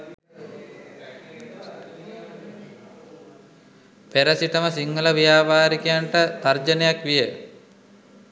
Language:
Sinhala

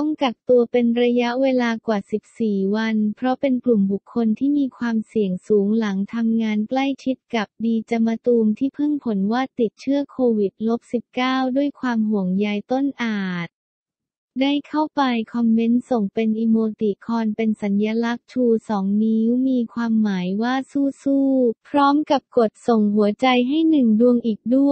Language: Thai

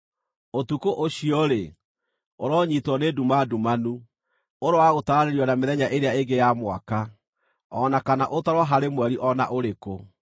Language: Kikuyu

